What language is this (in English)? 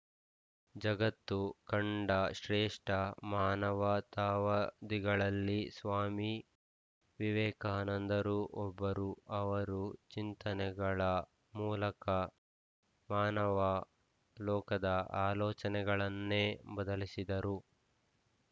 Kannada